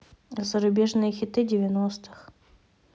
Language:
Russian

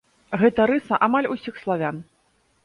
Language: Belarusian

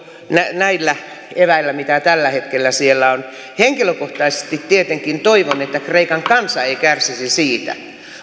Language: Finnish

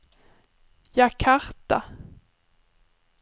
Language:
Swedish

